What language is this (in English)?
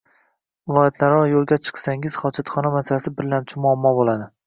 Uzbek